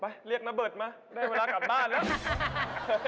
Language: Thai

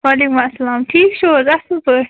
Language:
Kashmiri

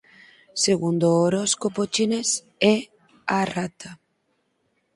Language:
Galician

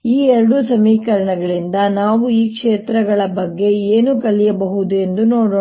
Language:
Kannada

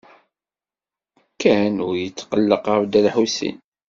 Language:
Kabyle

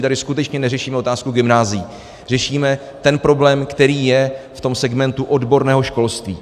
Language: Czech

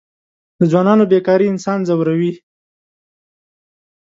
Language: Pashto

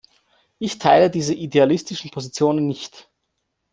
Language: German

